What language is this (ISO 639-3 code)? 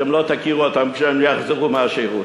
heb